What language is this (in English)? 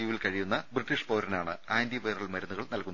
Malayalam